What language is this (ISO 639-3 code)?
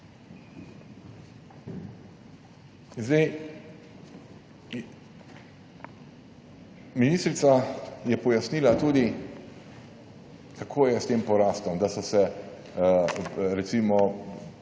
slv